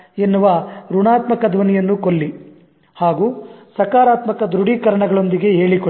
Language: Kannada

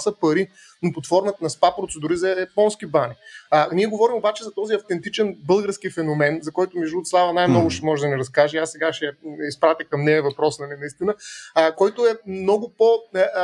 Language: Bulgarian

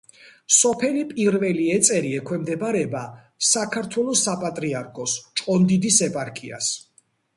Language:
Georgian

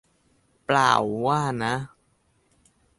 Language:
Thai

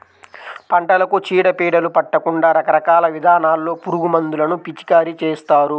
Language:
Telugu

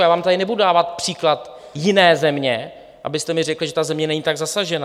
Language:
Czech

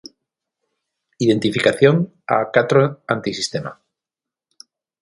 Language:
Galician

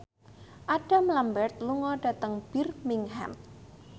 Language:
Javanese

